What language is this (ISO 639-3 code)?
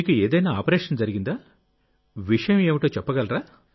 tel